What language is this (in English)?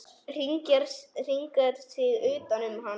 Icelandic